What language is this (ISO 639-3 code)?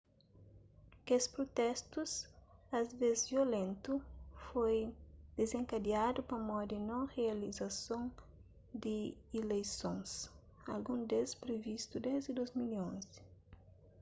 kea